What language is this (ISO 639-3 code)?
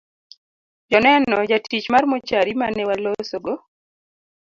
luo